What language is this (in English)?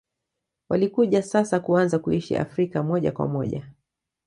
Swahili